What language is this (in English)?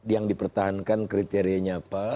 Indonesian